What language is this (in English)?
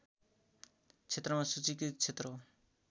Nepali